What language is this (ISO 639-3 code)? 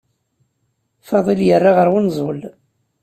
kab